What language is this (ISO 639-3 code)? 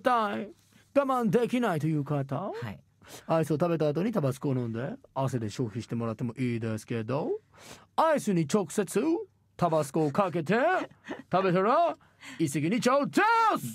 jpn